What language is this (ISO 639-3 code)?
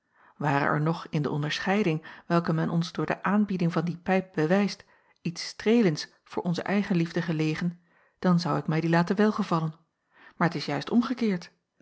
nld